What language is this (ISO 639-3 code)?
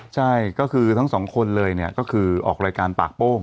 tha